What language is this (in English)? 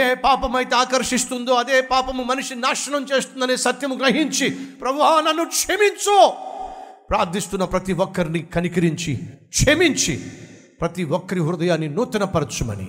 Telugu